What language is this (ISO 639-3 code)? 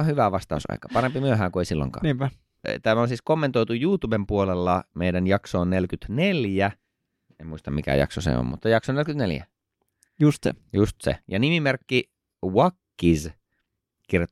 fin